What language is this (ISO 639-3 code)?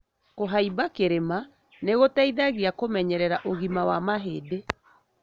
kik